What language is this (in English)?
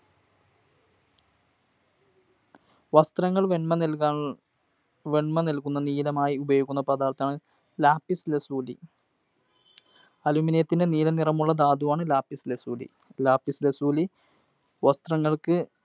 Malayalam